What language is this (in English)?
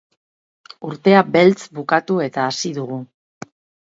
Basque